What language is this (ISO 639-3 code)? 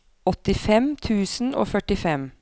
nor